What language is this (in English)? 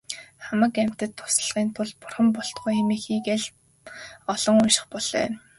Mongolian